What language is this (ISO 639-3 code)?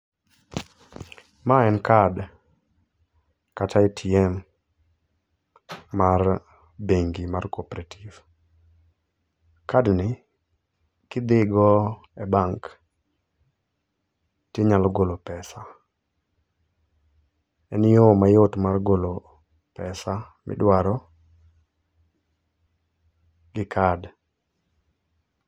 luo